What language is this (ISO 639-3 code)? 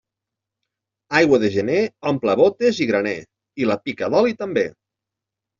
cat